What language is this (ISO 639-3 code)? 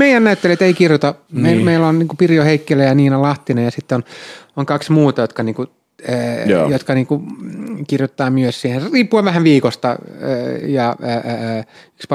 fin